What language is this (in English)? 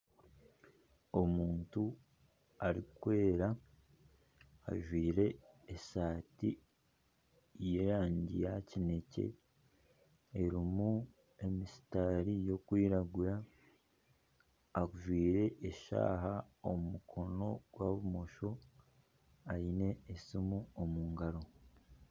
Nyankole